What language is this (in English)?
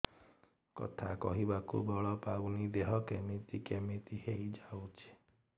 Odia